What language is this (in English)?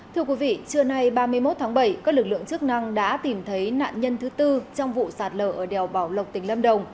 Vietnamese